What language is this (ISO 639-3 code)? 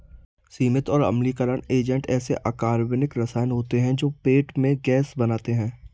hin